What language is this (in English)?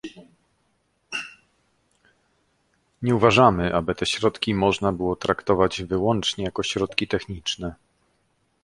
Polish